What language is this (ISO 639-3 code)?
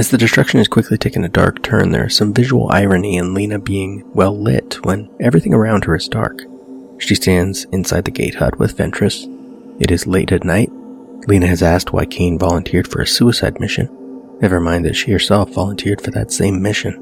eng